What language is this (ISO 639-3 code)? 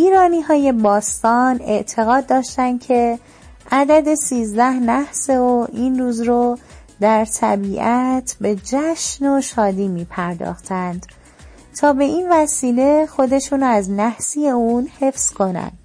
fas